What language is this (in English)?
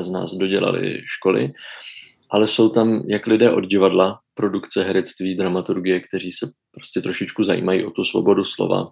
Czech